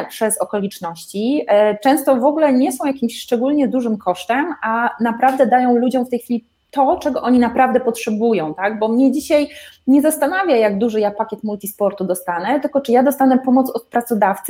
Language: Polish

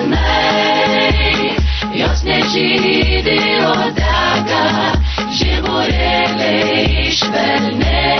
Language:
Ukrainian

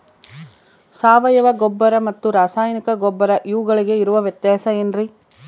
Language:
Kannada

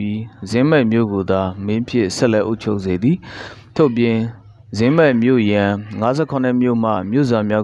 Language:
Korean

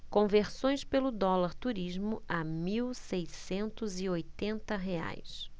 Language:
Portuguese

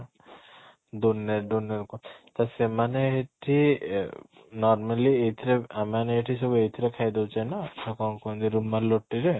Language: Odia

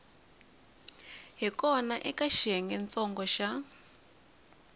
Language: Tsonga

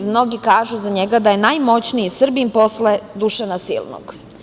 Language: Serbian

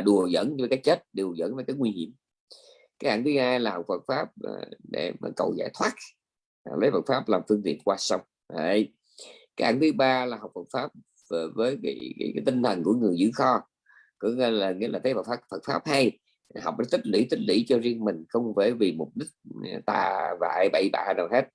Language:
Vietnamese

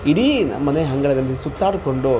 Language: Kannada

